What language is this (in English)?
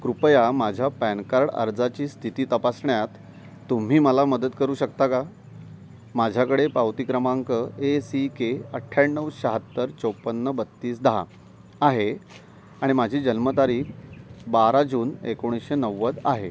Marathi